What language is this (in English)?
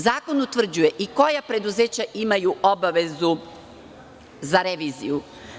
Serbian